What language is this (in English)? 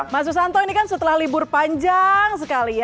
Indonesian